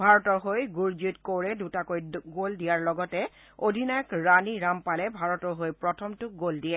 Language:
Assamese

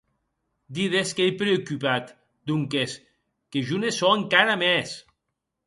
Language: Occitan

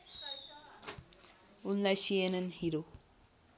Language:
Nepali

